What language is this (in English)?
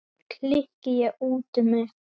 Icelandic